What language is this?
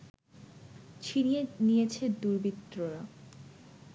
Bangla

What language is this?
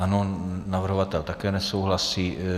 Czech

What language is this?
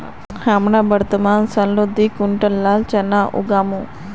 Magahi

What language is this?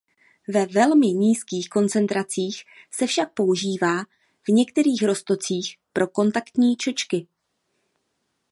Czech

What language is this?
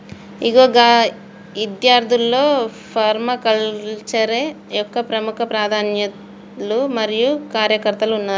Telugu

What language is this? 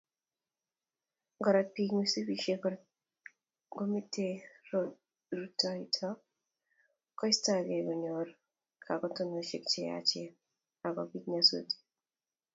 Kalenjin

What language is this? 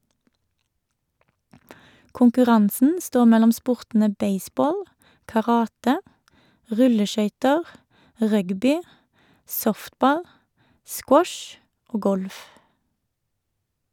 Norwegian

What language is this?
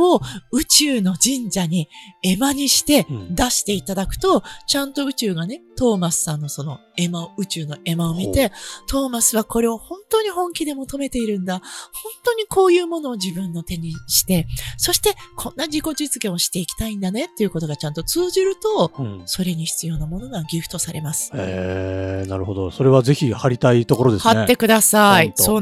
Japanese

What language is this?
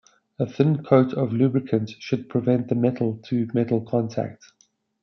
English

